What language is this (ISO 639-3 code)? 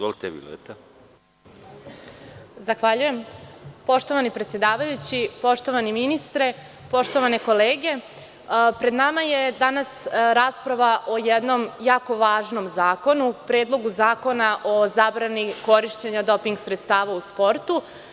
srp